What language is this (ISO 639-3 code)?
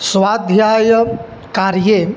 san